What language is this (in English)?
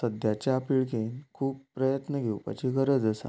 Konkani